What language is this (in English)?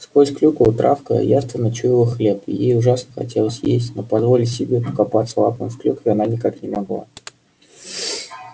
Russian